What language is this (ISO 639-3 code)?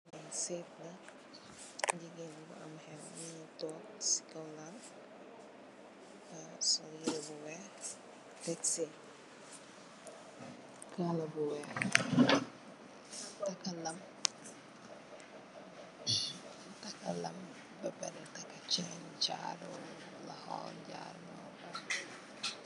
wol